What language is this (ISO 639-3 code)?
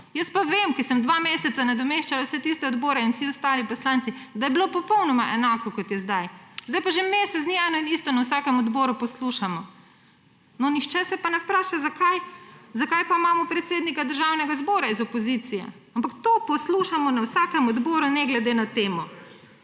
slv